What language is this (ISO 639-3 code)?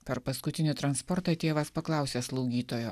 lit